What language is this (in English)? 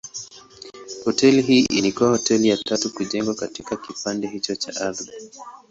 Swahili